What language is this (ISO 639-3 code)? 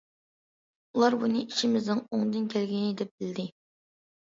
uig